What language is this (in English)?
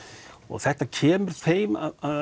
Icelandic